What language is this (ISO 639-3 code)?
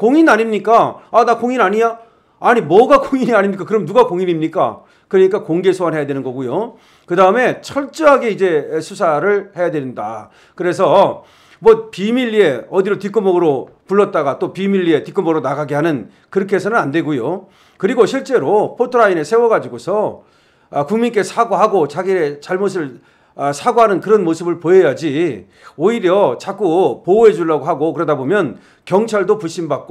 kor